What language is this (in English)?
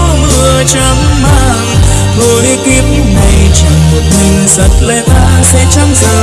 Vietnamese